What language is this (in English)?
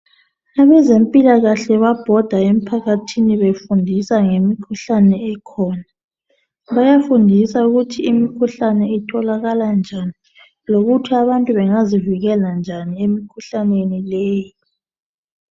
North Ndebele